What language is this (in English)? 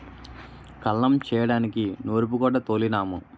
Telugu